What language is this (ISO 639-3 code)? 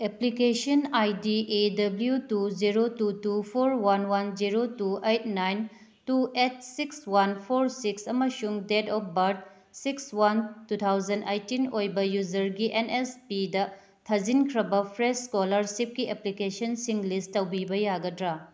mni